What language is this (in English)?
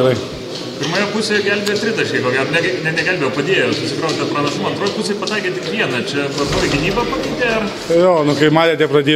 Lithuanian